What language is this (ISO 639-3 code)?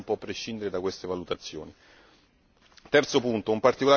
ita